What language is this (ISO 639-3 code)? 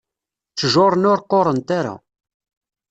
kab